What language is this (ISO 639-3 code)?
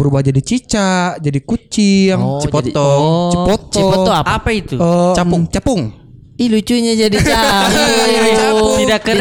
ind